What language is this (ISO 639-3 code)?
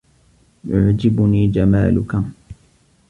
ara